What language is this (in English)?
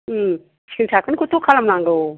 Bodo